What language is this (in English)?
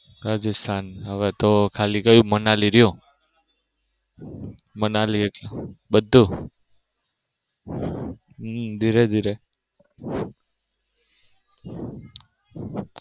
Gujarati